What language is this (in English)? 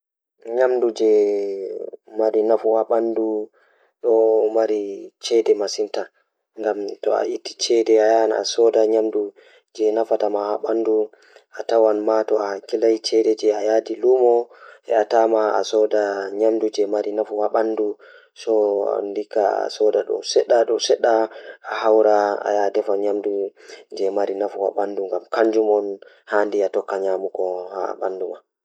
Fula